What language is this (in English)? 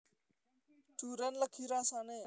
Javanese